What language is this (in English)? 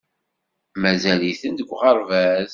Kabyle